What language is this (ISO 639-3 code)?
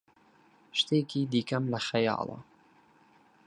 ckb